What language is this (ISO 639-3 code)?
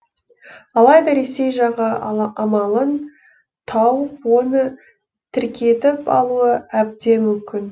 kaz